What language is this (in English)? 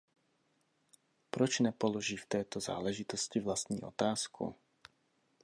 Czech